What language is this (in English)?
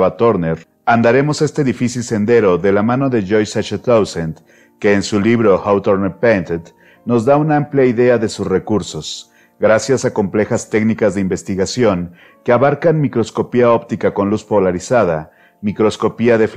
Spanish